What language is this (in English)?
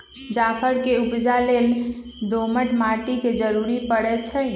Magahi